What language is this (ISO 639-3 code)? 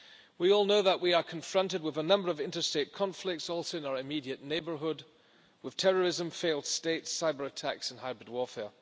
eng